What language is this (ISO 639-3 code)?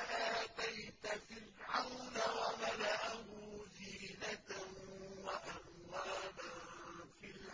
ara